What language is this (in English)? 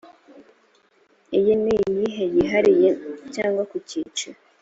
Kinyarwanda